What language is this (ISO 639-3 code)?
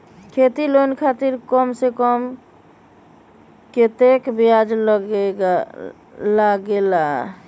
mag